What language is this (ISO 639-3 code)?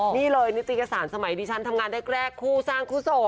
tha